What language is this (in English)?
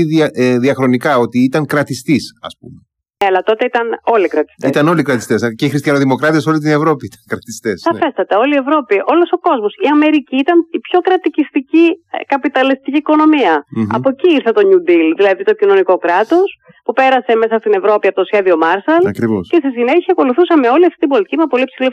Greek